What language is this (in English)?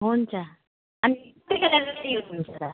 Nepali